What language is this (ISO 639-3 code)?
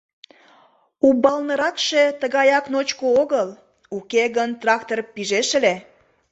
chm